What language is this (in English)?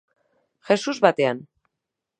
Basque